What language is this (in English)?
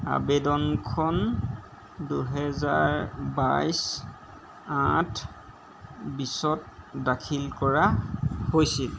Assamese